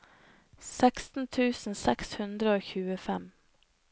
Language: Norwegian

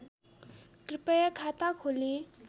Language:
Nepali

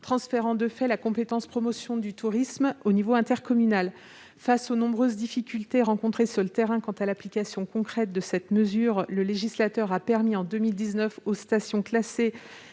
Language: French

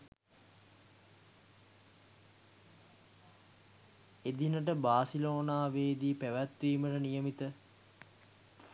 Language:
Sinhala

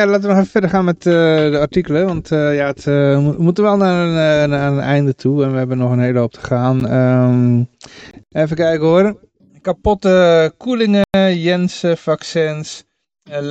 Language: Dutch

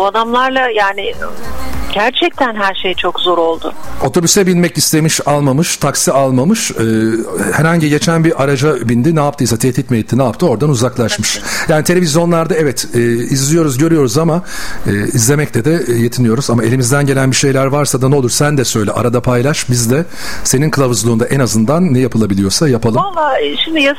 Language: Turkish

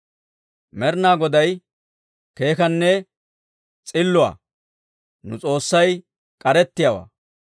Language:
Dawro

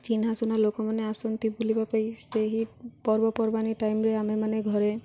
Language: Odia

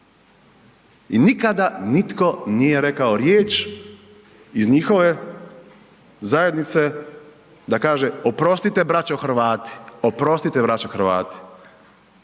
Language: Croatian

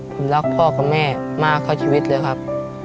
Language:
Thai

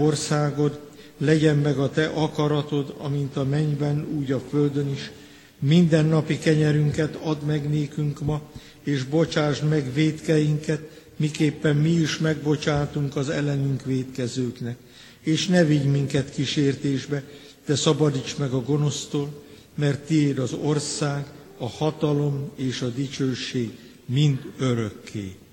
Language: Hungarian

